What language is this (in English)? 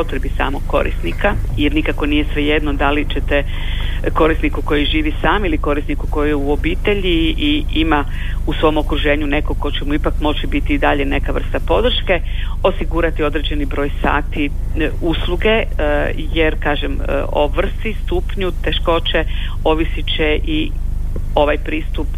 Croatian